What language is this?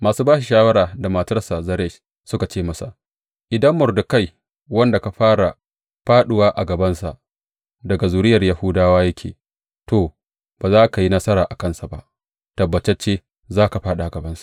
Hausa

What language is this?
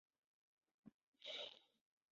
Chinese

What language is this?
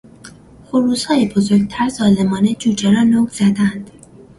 Persian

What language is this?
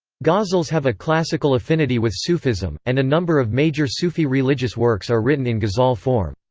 English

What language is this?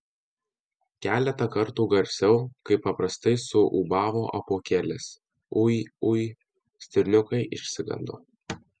Lithuanian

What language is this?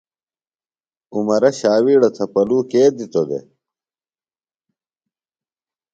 Phalura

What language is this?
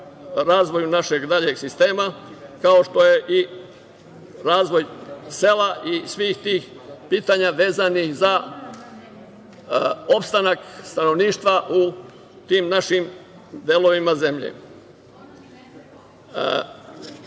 Serbian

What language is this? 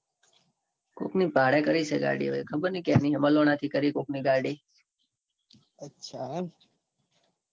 Gujarati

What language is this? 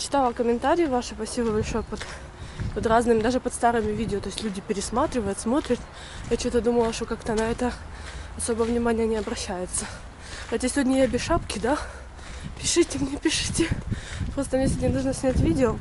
Russian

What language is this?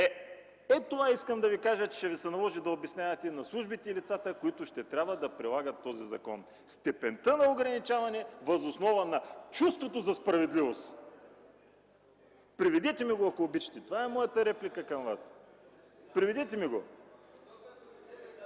Bulgarian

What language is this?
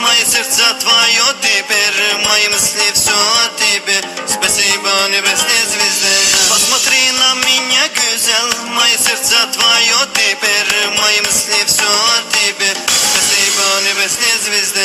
Arabic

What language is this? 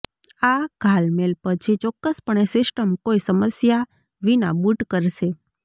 Gujarati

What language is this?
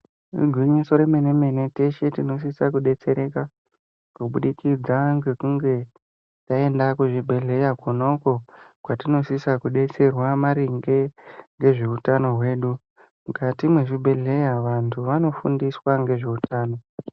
Ndau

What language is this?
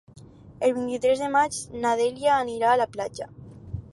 Catalan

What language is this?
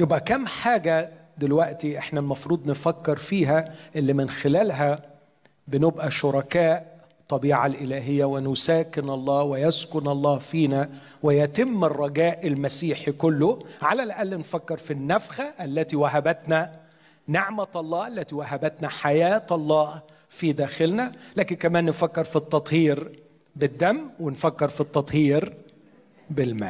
Arabic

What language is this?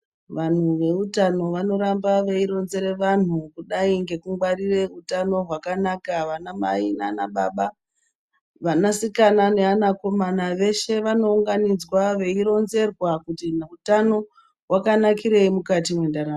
Ndau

